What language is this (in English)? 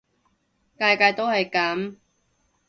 Cantonese